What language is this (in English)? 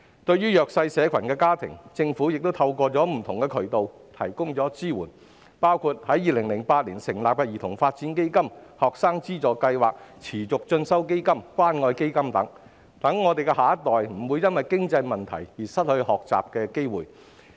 Cantonese